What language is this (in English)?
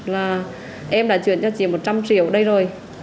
Vietnamese